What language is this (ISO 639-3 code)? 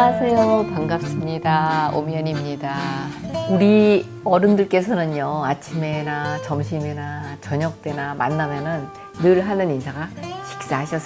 kor